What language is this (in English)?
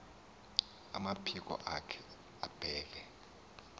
Xhosa